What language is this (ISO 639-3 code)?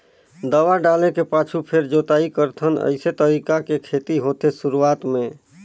hne